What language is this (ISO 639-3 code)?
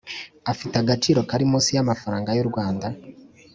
kin